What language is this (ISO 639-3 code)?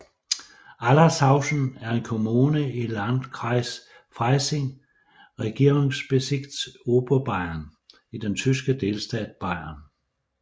dan